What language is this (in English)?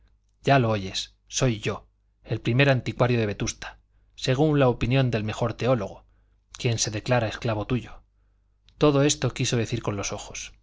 Spanish